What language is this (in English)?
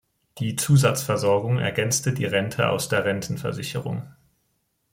German